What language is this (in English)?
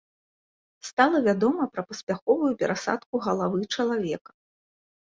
Belarusian